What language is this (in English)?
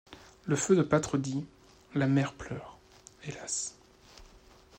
French